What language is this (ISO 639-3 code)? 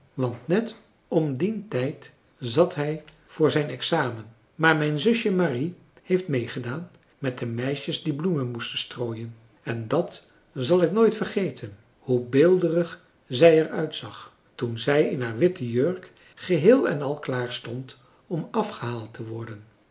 nld